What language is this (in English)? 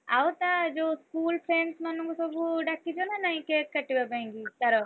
Odia